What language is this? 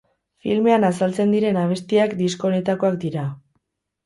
Basque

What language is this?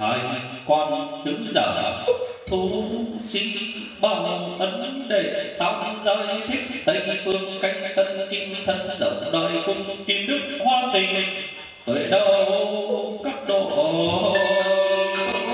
Vietnamese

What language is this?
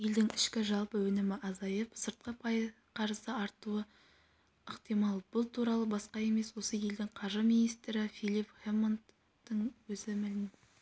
Kazakh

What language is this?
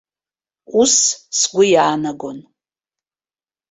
Abkhazian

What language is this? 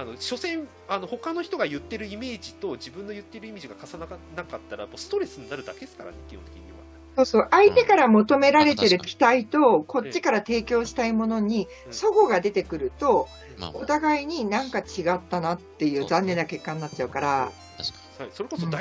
Japanese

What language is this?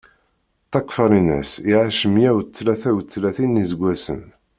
Kabyle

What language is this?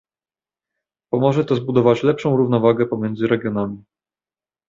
Polish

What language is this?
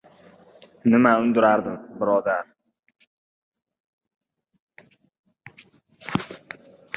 Uzbek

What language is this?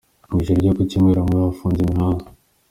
Kinyarwanda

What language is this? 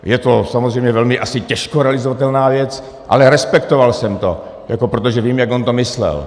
Czech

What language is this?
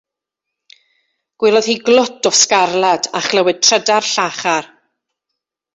Welsh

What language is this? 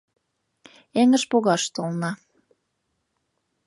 Mari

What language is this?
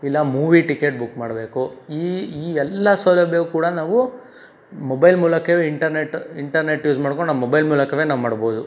Kannada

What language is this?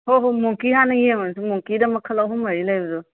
Manipuri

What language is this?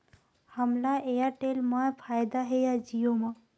Chhattisgarhi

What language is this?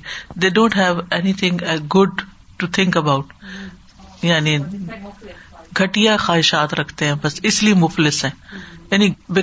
Urdu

